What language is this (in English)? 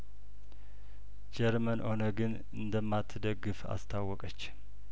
Amharic